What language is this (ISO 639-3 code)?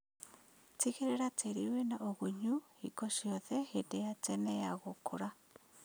kik